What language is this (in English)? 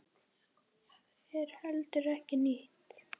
Icelandic